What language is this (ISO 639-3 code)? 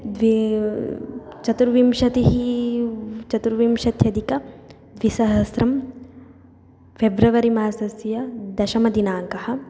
san